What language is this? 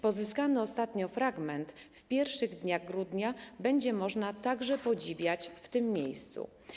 Polish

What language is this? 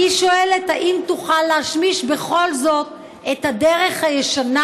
Hebrew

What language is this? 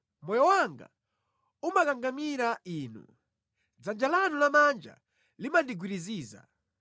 Nyanja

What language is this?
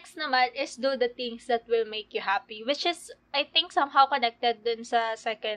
Filipino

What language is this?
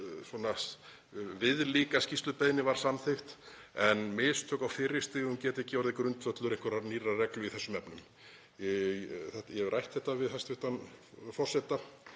Icelandic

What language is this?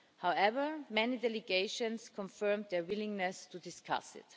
English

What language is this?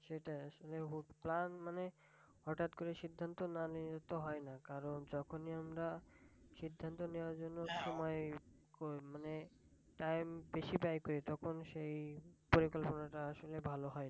Bangla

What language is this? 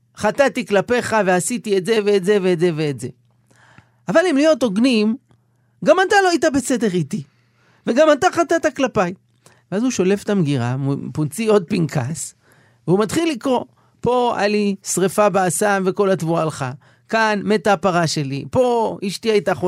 Hebrew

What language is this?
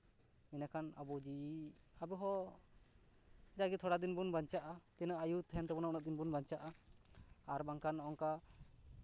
Santali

